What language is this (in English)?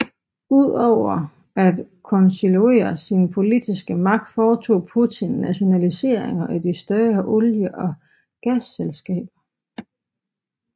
Danish